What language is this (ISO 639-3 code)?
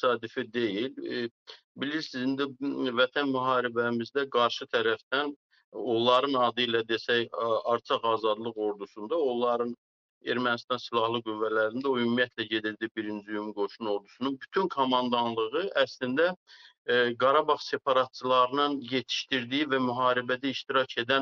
tur